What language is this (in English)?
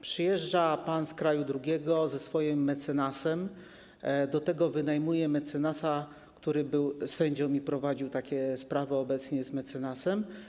Polish